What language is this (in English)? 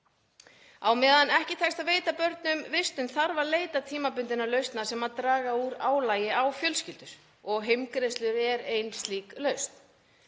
Icelandic